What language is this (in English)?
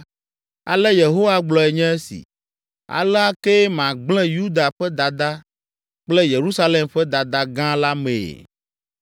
Ewe